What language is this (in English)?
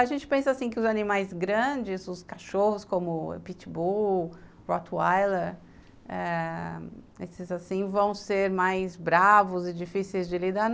Portuguese